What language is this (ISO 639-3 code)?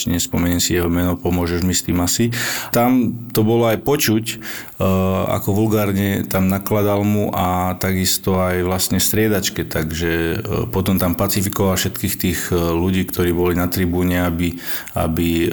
slk